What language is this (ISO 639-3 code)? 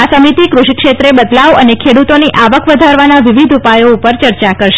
guj